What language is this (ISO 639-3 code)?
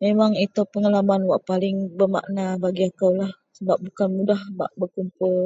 mel